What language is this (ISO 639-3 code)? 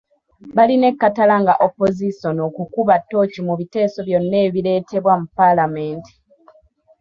lug